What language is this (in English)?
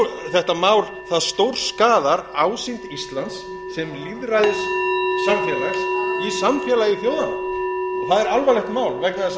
Icelandic